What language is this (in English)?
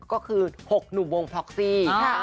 Thai